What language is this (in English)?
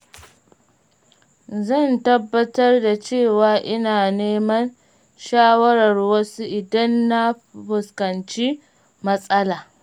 Hausa